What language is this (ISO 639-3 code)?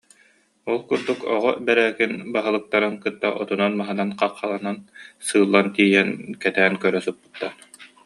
sah